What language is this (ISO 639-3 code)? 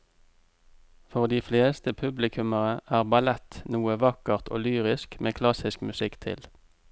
nor